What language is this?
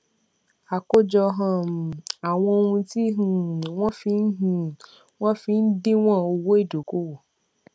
Yoruba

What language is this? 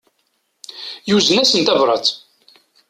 Kabyle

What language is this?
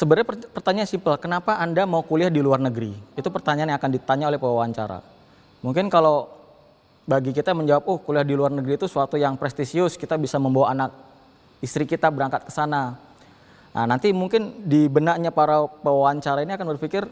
Indonesian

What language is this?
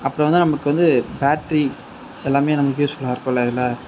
Tamil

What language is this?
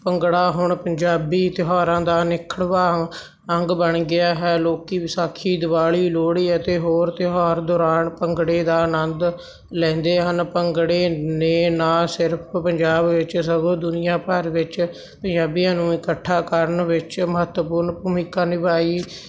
Punjabi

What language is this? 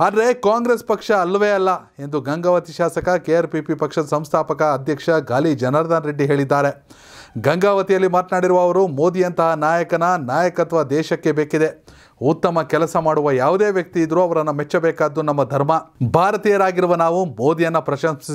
Kannada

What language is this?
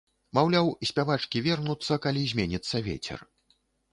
Belarusian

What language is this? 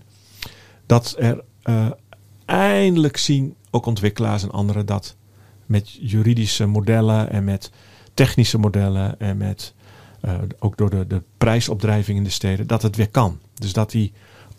Dutch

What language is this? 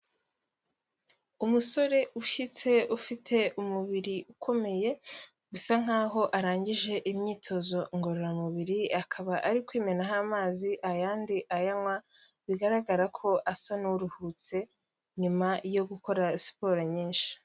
Kinyarwanda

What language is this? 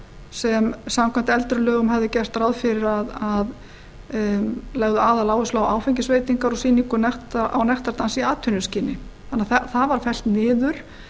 Icelandic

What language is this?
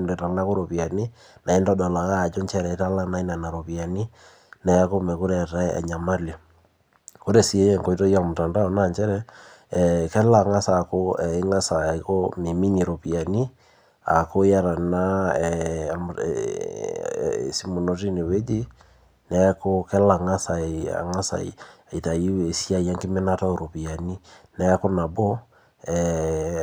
Masai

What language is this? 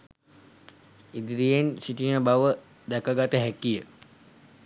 Sinhala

